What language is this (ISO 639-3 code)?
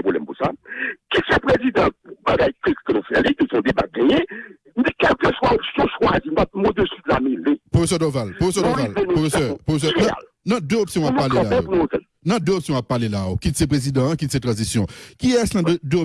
fra